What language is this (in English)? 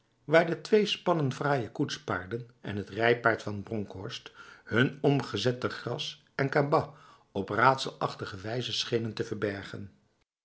Dutch